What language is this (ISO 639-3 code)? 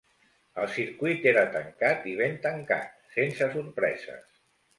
cat